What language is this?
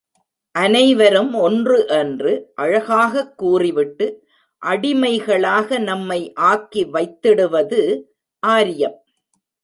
Tamil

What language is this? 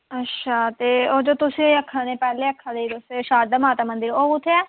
Dogri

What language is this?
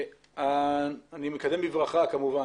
Hebrew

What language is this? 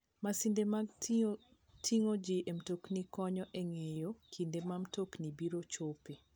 Luo (Kenya and Tanzania)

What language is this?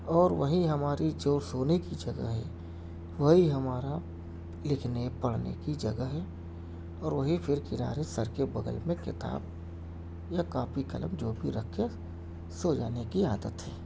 Urdu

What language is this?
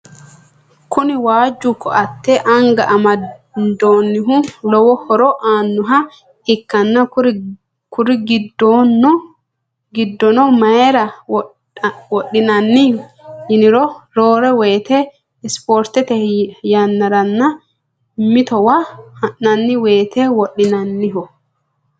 Sidamo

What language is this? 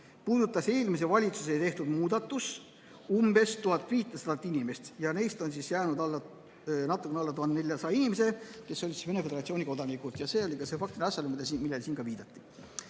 Estonian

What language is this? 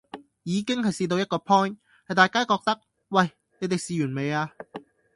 Cantonese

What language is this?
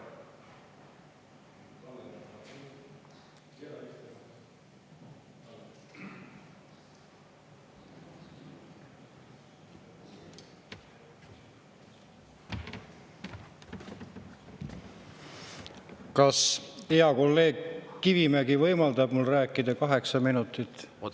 Estonian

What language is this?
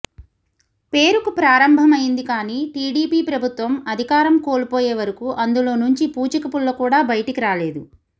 Telugu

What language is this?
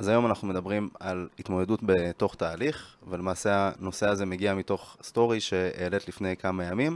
Hebrew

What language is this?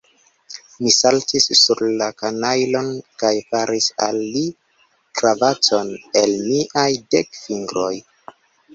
Esperanto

